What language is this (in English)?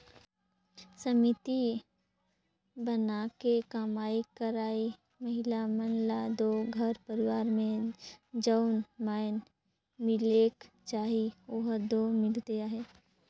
Chhattisgarhi